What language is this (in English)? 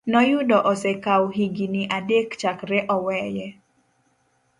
Luo (Kenya and Tanzania)